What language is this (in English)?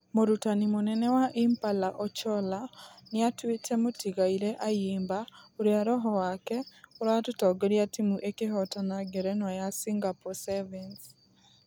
Kikuyu